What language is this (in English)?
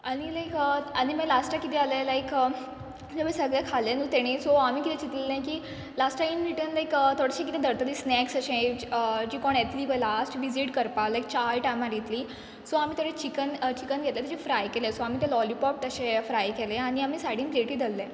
Konkani